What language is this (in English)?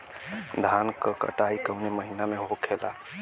Bhojpuri